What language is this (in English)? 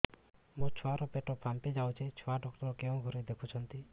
Odia